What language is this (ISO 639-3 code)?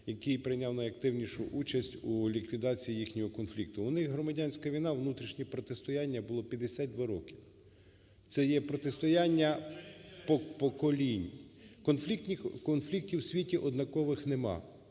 ukr